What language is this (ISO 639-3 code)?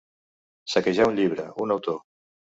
cat